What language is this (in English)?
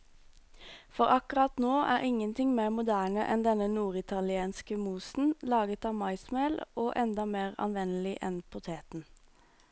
Norwegian